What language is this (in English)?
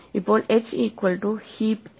Malayalam